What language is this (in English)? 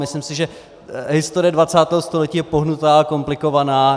Czech